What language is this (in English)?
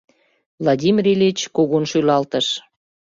Mari